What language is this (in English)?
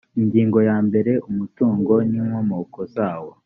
Kinyarwanda